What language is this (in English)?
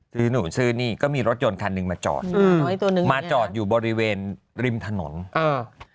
Thai